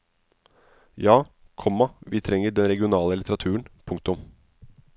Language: Norwegian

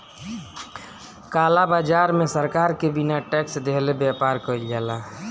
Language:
Bhojpuri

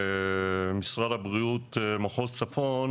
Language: Hebrew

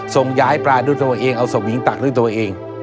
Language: Thai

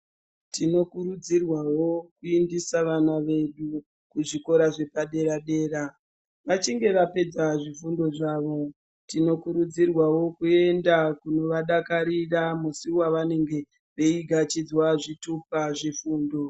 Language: Ndau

